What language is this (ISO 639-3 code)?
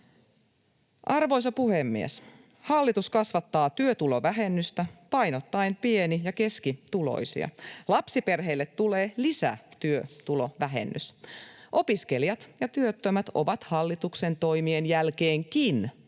fin